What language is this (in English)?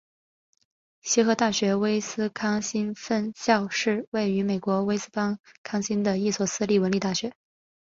Chinese